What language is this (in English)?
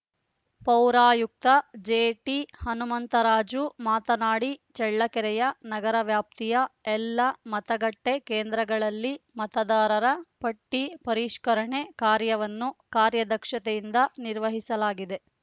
Kannada